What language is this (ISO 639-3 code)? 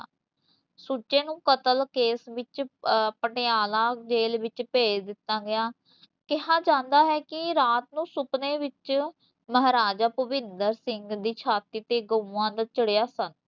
pan